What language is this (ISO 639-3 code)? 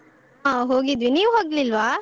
kan